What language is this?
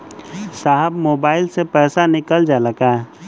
Bhojpuri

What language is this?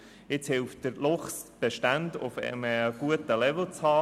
Swiss German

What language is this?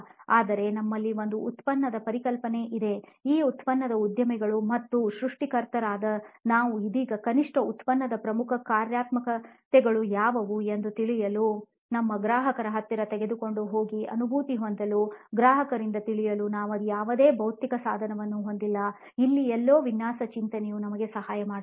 Kannada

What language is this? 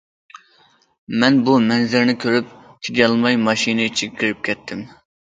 Uyghur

